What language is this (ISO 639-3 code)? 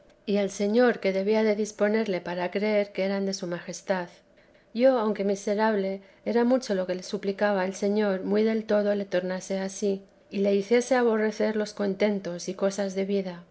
spa